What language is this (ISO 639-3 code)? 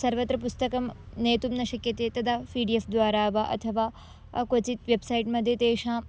san